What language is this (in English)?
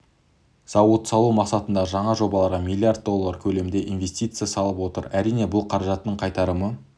Kazakh